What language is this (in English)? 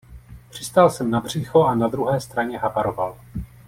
Czech